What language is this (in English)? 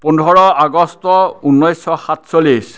Assamese